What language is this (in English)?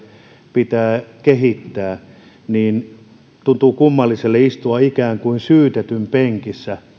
Finnish